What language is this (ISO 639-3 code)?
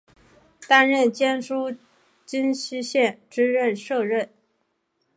zho